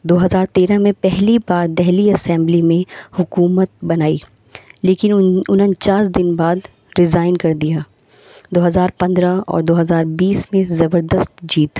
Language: Urdu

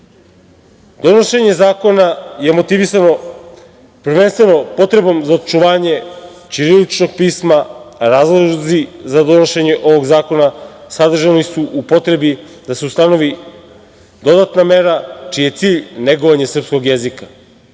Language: Serbian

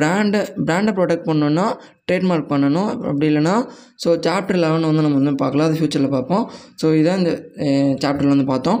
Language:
Tamil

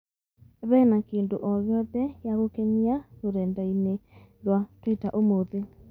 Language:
Kikuyu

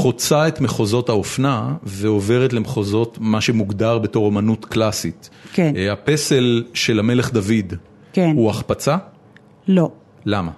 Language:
Hebrew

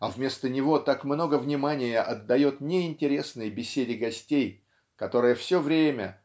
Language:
Russian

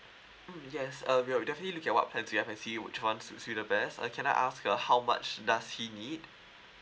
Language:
English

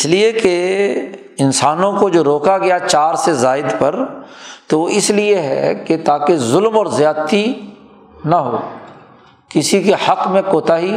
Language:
Urdu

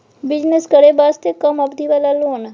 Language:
Maithili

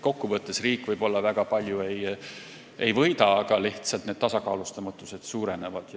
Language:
Estonian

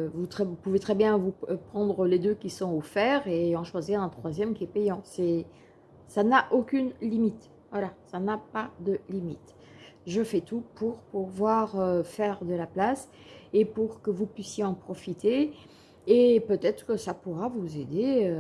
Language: French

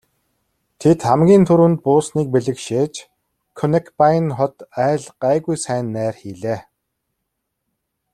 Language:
Mongolian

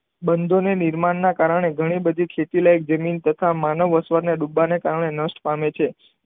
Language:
Gujarati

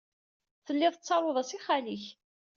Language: Kabyle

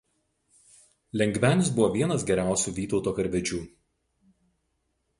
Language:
Lithuanian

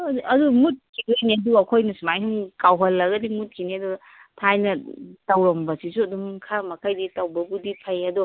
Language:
Manipuri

